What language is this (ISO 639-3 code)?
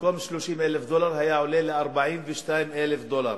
heb